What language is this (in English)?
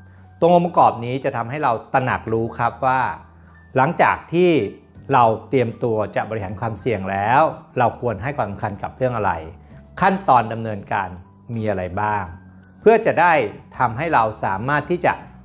Thai